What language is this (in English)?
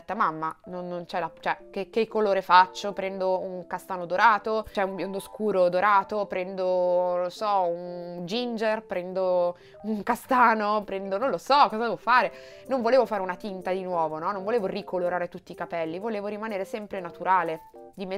Italian